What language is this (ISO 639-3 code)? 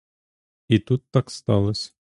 ukr